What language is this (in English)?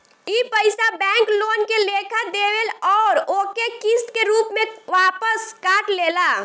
Bhojpuri